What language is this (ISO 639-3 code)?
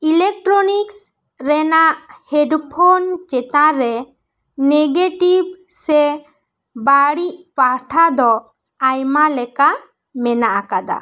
sat